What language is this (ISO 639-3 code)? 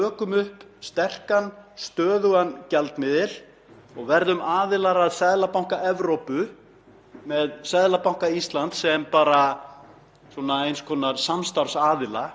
isl